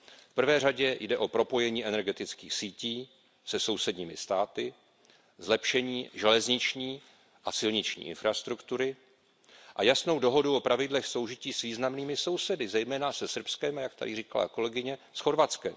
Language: Czech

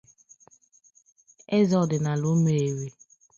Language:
Igbo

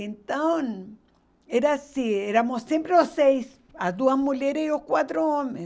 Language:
Portuguese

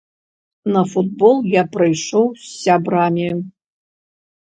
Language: Belarusian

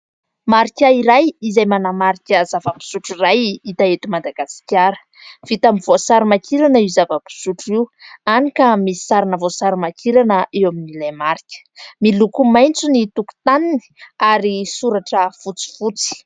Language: Malagasy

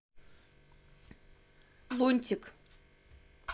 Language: Russian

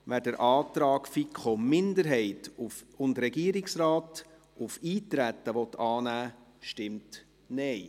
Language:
Swiss German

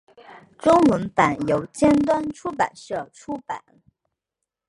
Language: Chinese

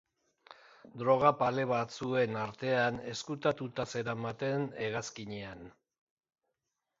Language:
Basque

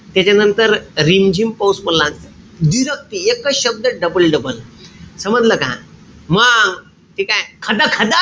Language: Marathi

